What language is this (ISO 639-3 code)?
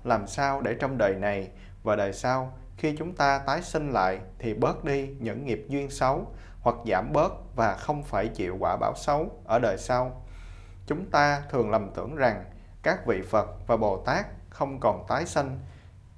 vie